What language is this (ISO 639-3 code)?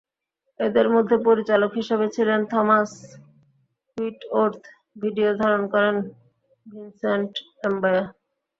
ben